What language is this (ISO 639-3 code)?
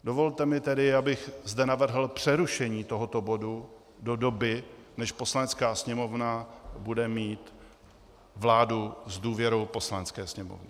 ces